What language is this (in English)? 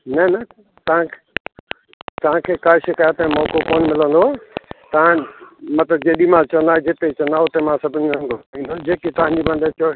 Sindhi